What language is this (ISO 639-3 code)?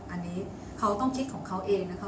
tha